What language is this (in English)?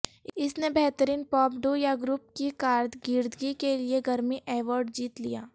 Urdu